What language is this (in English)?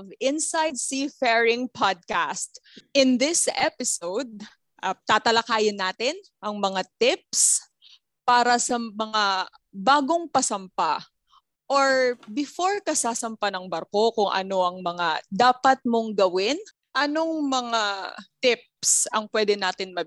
Filipino